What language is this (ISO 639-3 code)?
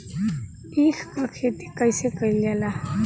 bho